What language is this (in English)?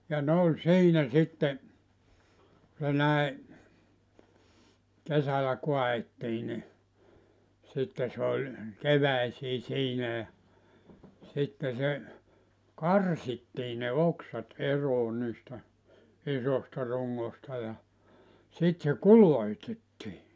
Finnish